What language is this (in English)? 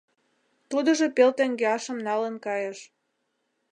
Mari